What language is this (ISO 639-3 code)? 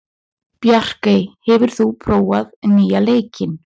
isl